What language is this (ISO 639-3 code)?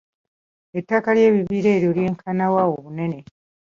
lug